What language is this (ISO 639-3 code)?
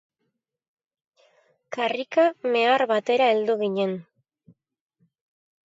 eus